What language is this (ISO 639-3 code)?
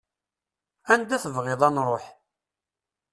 kab